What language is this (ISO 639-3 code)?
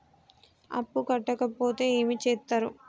tel